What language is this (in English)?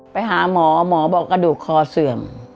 Thai